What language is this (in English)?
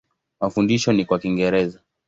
Swahili